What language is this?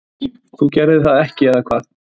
Icelandic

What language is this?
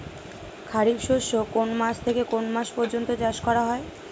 Bangla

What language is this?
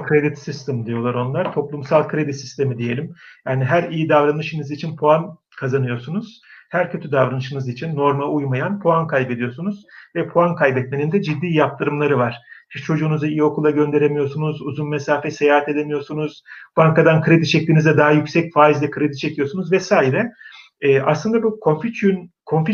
Turkish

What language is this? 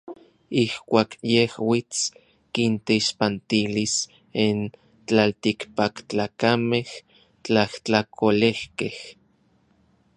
Orizaba Nahuatl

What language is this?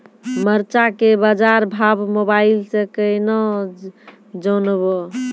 Maithili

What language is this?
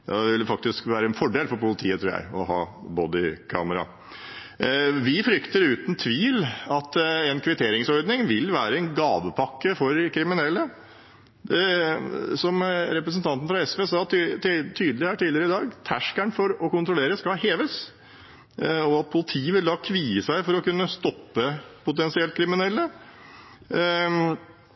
Norwegian Bokmål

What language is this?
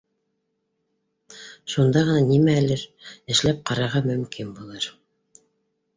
Bashkir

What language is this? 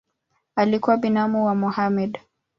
Swahili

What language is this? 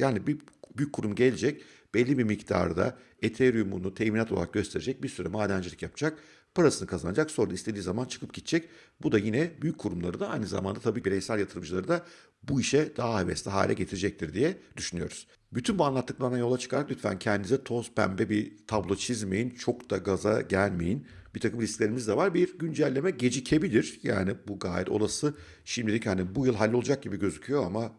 Turkish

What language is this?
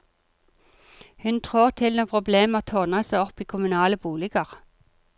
Norwegian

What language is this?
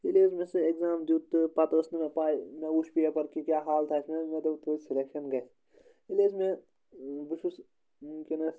Kashmiri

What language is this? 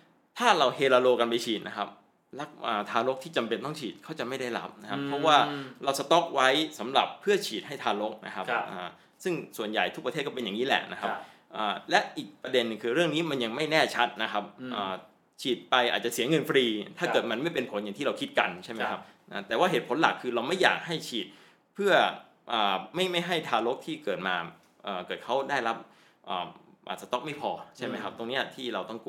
Thai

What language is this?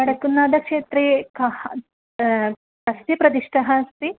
Sanskrit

